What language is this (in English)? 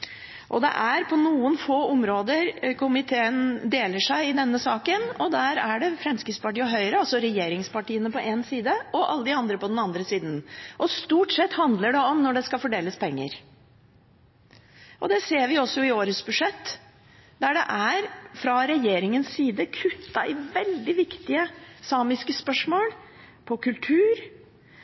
Norwegian Bokmål